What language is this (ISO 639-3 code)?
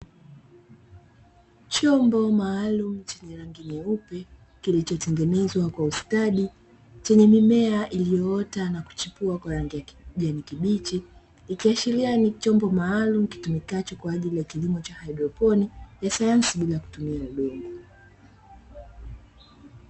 swa